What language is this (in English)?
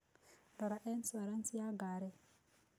Kikuyu